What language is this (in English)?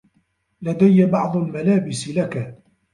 Arabic